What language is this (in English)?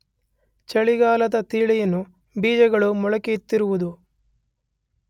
Kannada